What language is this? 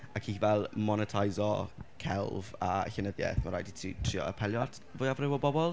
Welsh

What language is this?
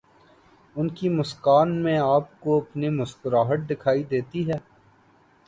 Urdu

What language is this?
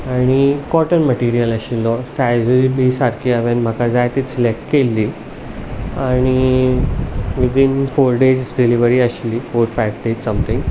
Konkani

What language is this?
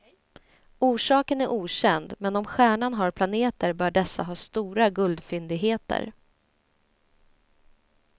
Swedish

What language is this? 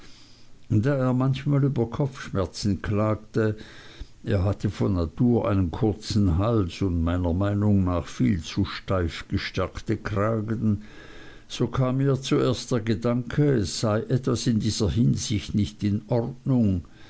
German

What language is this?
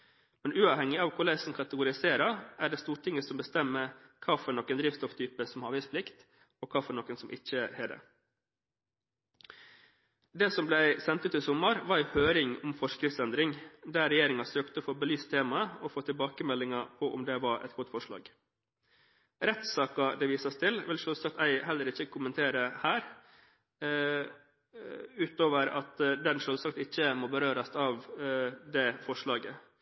Norwegian Bokmål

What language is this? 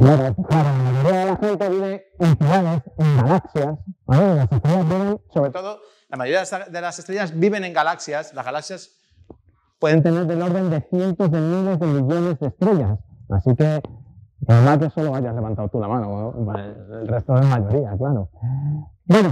Spanish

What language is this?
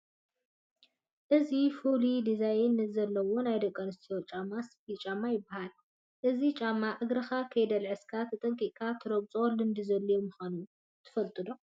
Tigrinya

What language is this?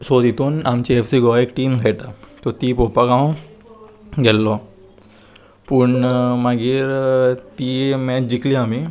Konkani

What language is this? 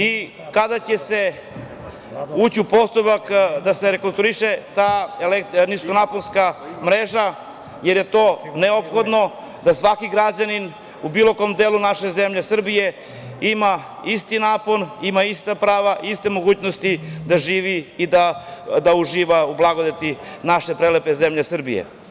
Serbian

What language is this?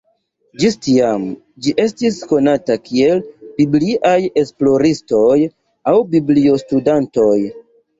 Esperanto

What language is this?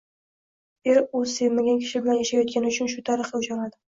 Uzbek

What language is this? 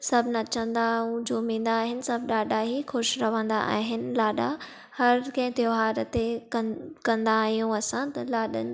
Sindhi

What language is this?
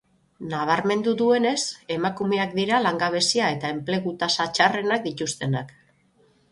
Basque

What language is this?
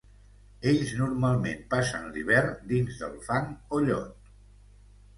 Catalan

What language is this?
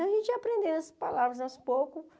Portuguese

